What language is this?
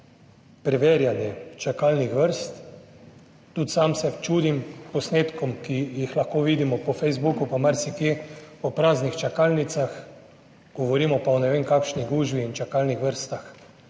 Slovenian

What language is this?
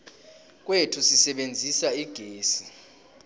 South Ndebele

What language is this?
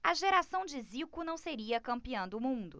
Portuguese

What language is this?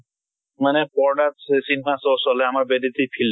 Assamese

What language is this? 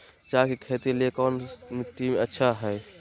Magahi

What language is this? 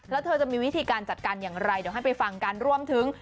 Thai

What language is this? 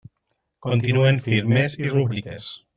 Catalan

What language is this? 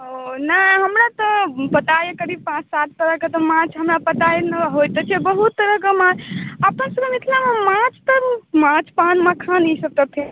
Maithili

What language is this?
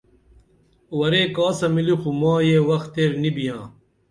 Dameli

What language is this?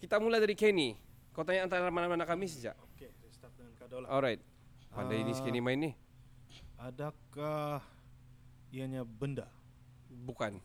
Malay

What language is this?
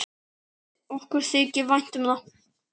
Icelandic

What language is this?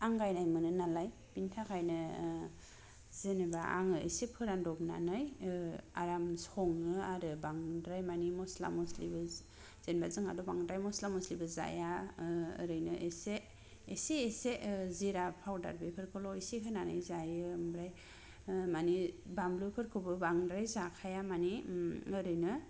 Bodo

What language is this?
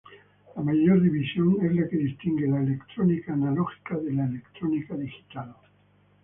Spanish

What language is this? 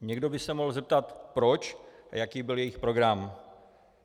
Czech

